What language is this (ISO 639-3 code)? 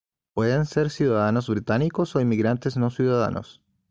spa